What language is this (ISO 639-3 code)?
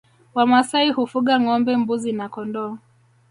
swa